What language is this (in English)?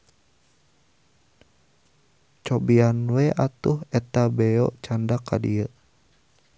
Sundanese